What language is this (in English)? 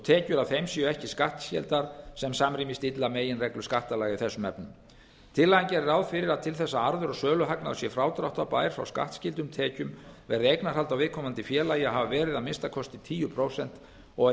Icelandic